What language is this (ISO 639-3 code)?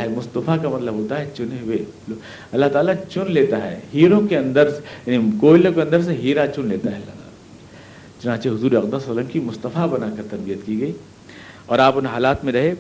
urd